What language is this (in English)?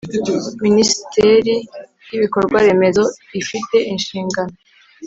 Kinyarwanda